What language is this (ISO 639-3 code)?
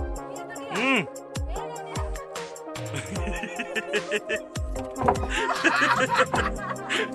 ind